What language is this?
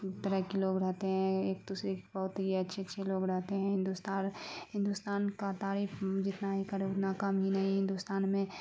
Urdu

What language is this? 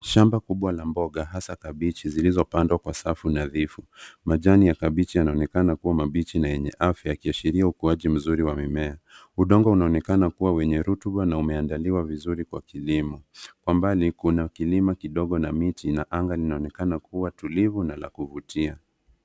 Swahili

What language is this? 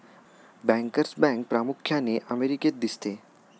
Marathi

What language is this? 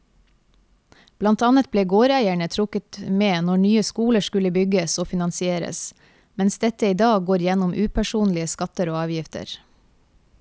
Norwegian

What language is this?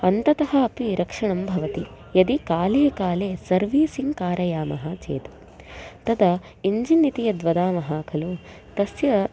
Sanskrit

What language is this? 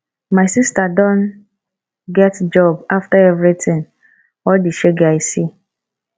Nigerian Pidgin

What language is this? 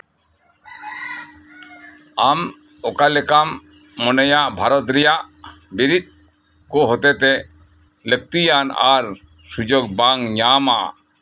Santali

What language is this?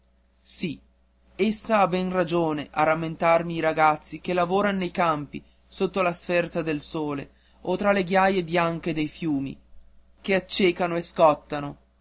Italian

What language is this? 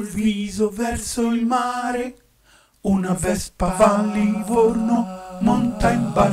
Italian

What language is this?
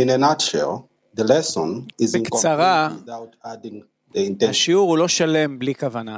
Hebrew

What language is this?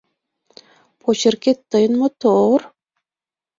Mari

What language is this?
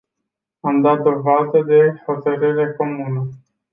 Romanian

